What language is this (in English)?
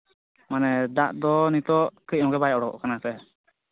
Santali